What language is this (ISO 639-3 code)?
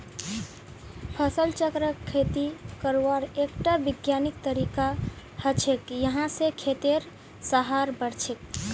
mag